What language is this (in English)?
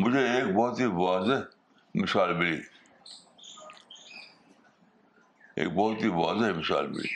Urdu